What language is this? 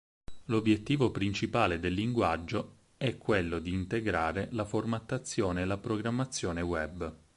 Italian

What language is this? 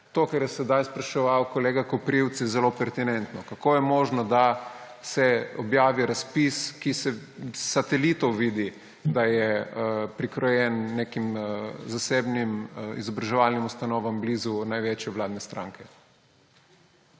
Slovenian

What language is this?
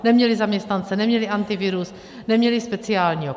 Czech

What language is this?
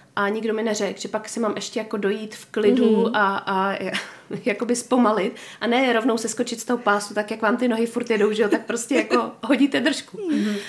Czech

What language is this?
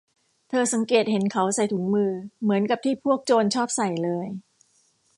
Thai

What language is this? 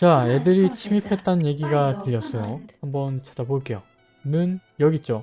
Korean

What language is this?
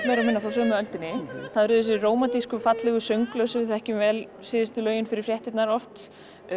Icelandic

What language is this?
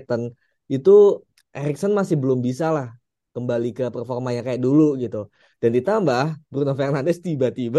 Indonesian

